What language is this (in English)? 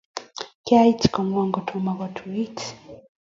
Kalenjin